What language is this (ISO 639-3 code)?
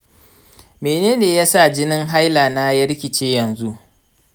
hau